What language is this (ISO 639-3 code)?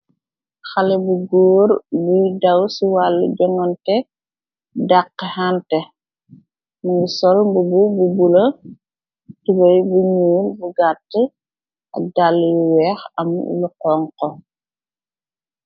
wol